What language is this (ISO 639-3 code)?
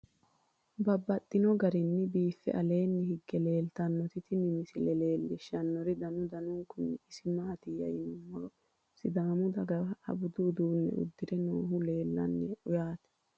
sid